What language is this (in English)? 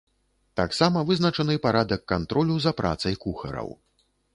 Belarusian